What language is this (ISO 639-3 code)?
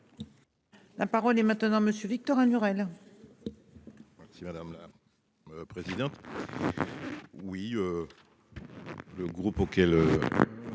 fra